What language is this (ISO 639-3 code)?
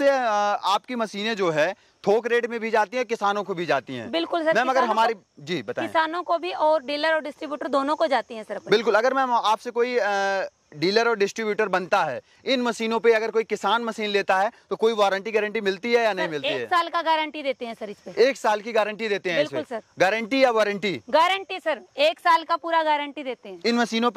hin